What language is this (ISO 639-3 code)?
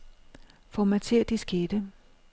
dan